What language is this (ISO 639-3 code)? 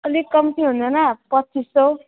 nep